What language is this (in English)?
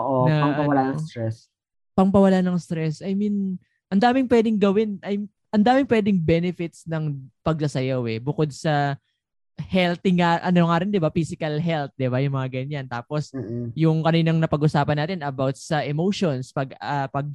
Filipino